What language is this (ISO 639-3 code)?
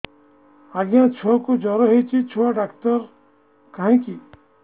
ori